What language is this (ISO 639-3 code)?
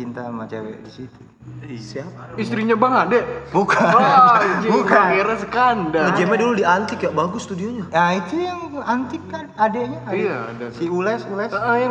ind